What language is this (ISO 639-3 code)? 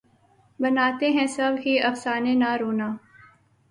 urd